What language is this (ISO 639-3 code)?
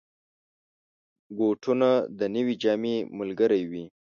pus